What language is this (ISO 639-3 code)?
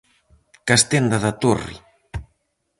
glg